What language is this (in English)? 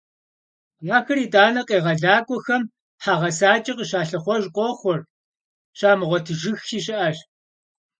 Kabardian